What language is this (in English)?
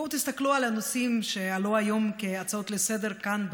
Hebrew